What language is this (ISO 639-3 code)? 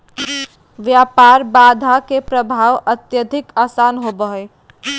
mag